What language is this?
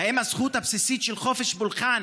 Hebrew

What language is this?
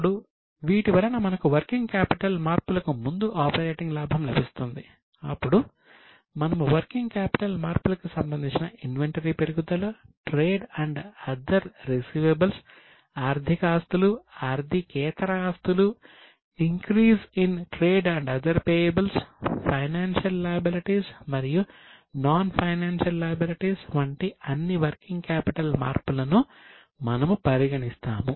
Telugu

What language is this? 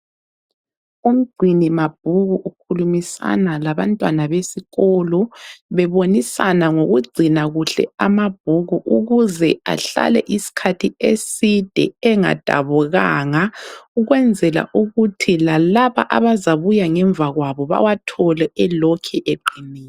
North Ndebele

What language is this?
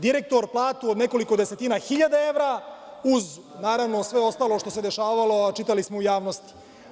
Serbian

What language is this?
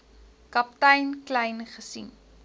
Afrikaans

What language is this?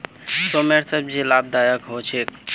Magahi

